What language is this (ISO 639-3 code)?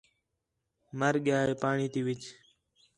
xhe